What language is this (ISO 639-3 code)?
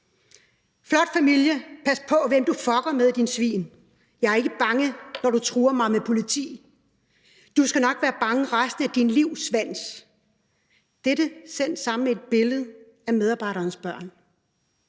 dan